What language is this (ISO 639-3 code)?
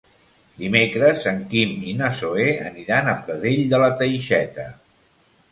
cat